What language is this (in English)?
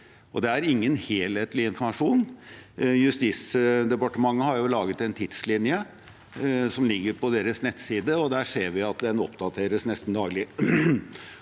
Norwegian